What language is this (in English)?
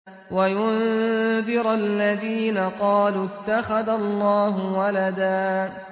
Arabic